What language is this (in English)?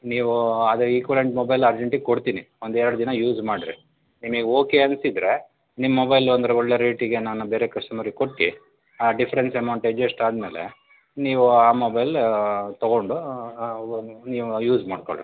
Kannada